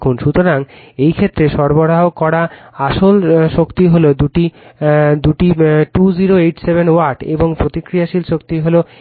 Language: Bangla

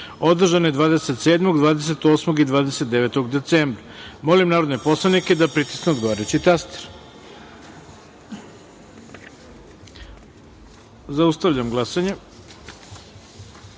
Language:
Serbian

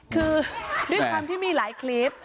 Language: Thai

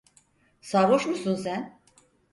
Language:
Turkish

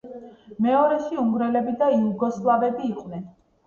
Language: Georgian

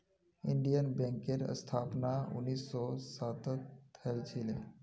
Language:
Magahi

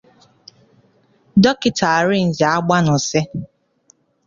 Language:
Igbo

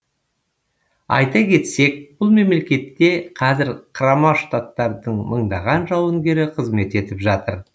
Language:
Kazakh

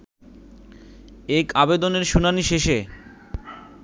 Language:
Bangla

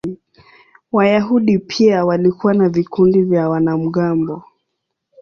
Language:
Swahili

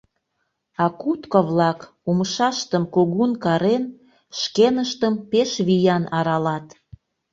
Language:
Mari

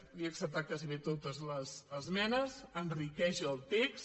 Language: Catalan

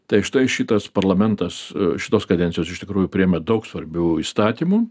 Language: Lithuanian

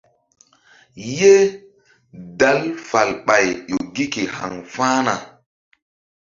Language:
Mbum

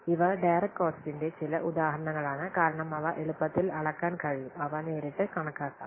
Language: Malayalam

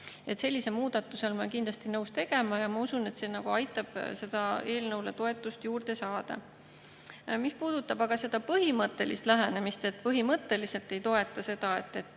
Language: Estonian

